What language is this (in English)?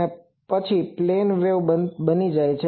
Gujarati